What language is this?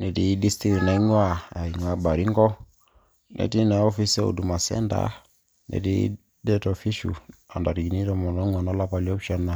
Masai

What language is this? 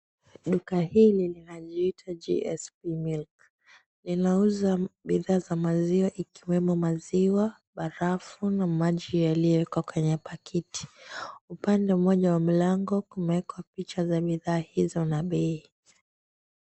Swahili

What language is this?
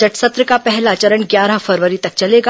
Hindi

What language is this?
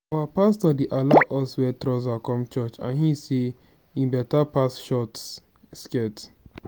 Nigerian Pidgin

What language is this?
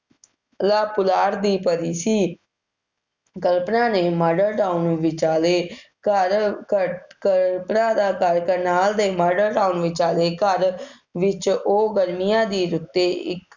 Punjabi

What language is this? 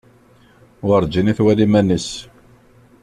Kabyle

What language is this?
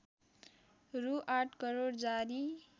Nepali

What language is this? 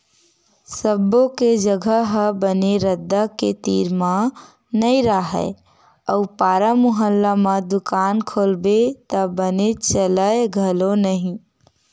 Chhattisgarhi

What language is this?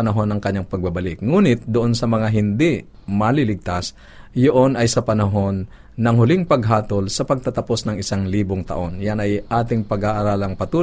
Filipino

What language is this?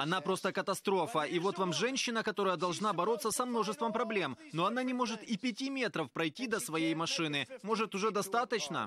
Russian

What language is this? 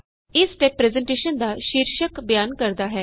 Punjabi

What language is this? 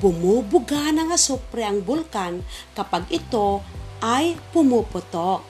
Filipino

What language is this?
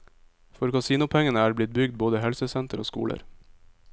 Norwegian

